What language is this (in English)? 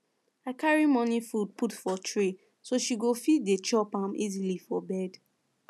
Nigerian Pidgin